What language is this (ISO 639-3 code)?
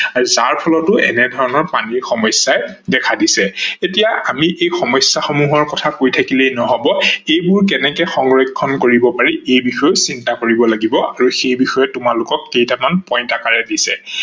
asm